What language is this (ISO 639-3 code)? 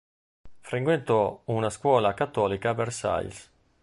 ita